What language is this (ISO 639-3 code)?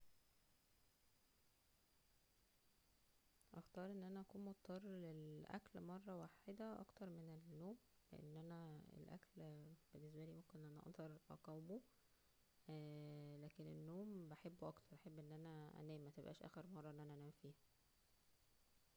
arz